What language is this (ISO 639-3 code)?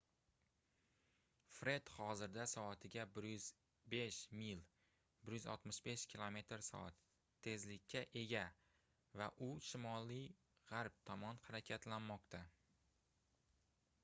uzb